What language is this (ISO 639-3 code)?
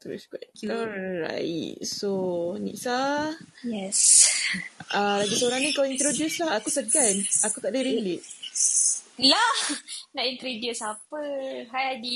msa